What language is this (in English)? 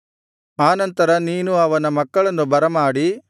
Kannada